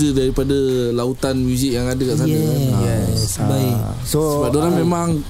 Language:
Malay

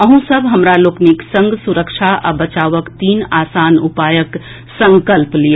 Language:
Maithili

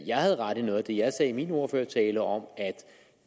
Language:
Danish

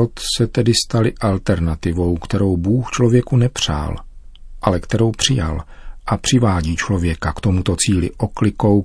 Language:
Czech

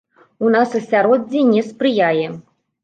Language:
Belarusian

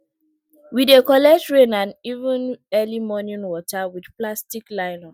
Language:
Nigerian Pidgin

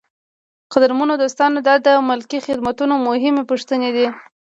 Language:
Pashto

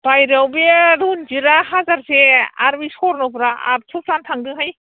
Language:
Bodo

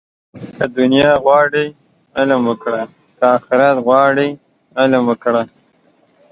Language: Pashto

